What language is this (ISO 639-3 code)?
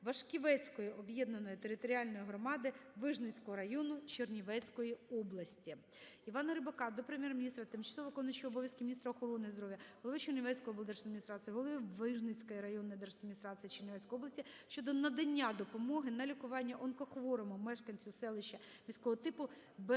ukr